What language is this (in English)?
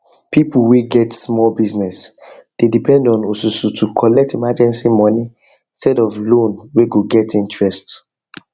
Nigerian Pidgin